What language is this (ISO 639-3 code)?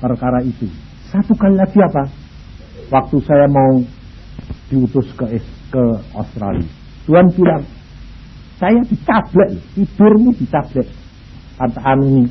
ind